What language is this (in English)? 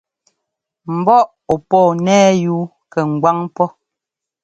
Ngomba